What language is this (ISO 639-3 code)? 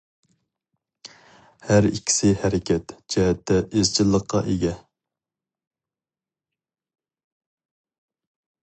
uig